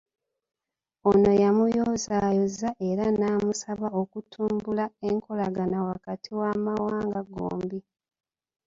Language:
Ganda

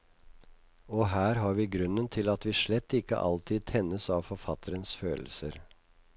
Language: Norwegian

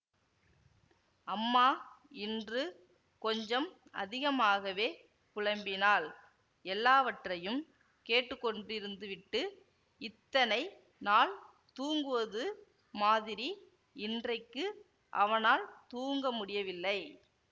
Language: Tamil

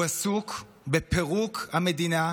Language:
Hebrew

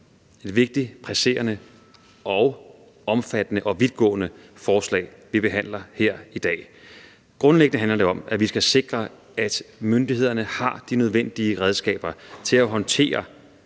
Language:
Danish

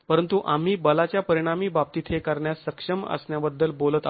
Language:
Marathi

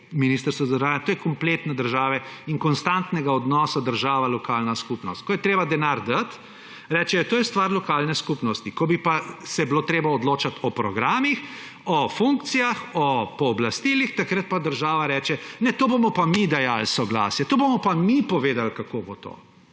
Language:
Slovenian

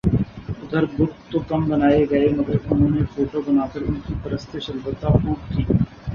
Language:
Urdu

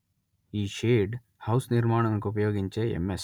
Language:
Telugu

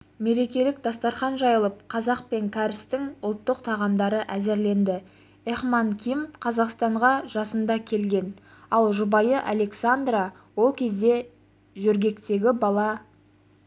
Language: Kazakh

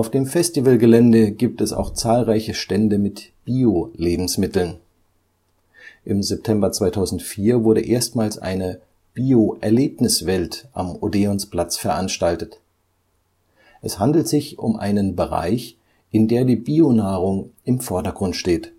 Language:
German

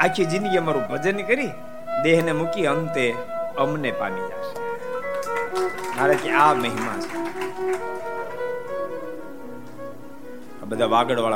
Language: Gujarati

